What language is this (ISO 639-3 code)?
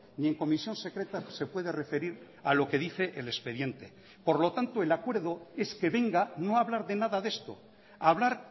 spa